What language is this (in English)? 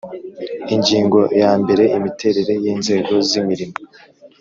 Kinyarwanda